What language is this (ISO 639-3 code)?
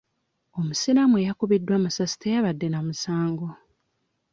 lug